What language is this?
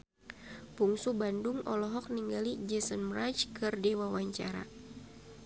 Sundanese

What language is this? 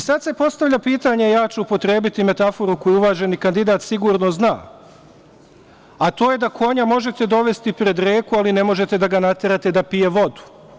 Serbian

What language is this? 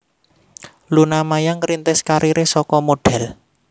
Javanese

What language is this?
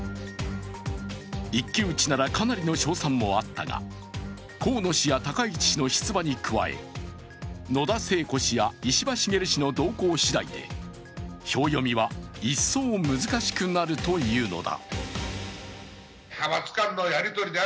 Japanese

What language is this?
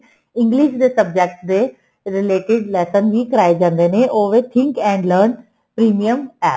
Punjabi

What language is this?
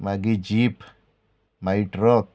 Konkani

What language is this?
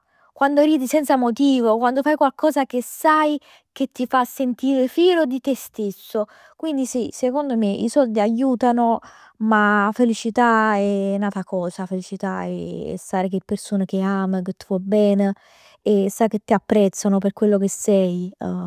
Neapolitan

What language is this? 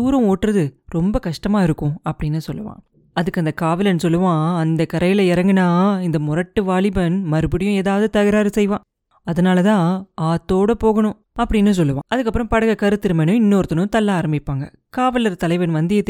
Tamil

